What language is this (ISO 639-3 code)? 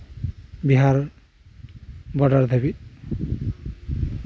sat